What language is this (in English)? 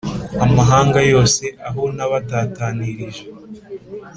Kinyarwanda